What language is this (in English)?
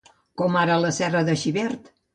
Catalan